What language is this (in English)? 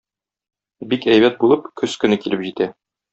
Tatar